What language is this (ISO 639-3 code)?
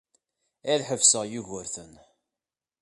kab